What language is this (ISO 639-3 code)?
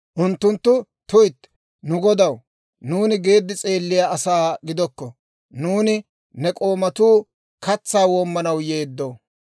dwr